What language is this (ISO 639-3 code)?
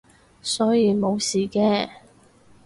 yue